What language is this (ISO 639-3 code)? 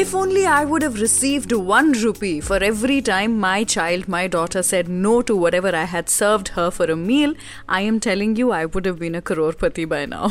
hin